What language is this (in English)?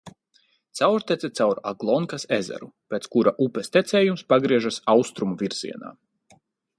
Latvian